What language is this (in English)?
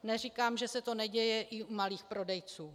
Czech